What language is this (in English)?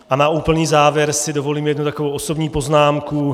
Czech